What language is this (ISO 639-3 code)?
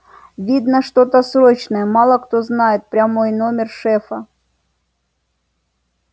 rus